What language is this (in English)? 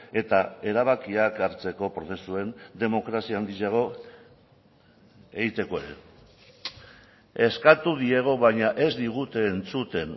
Basque